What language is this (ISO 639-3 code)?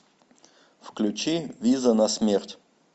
rus